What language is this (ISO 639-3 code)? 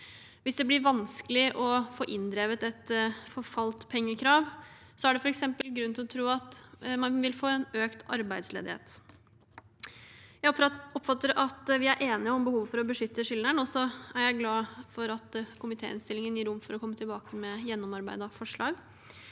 nor